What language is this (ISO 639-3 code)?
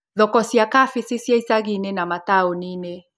kik